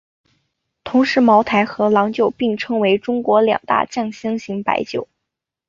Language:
Chinese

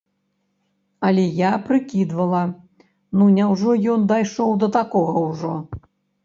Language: Belarusian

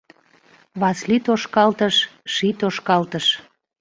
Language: Mari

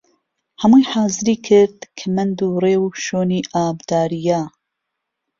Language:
Central Kurdish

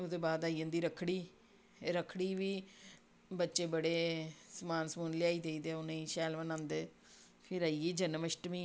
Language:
Dogri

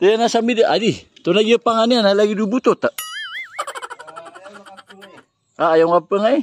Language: Malay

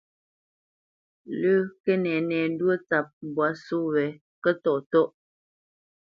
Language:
Bamenyam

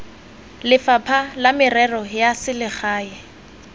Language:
Tswana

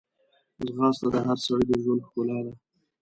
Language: Pashto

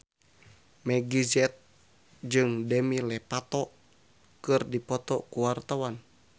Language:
Sundanese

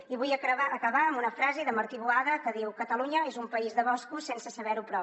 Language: Catalan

